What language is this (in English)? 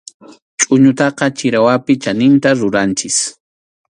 Arequipa-La Unión Quechua